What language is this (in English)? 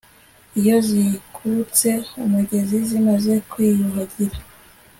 Kinyarwanda